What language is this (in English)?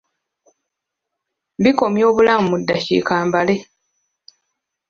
Ganda